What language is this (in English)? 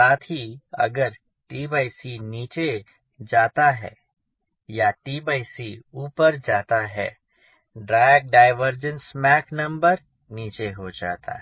Hindi